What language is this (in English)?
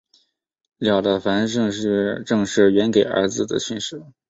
Chinese